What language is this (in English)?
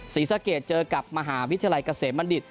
Thai